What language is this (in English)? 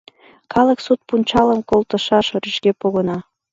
Mari